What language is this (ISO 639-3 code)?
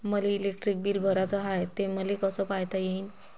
mar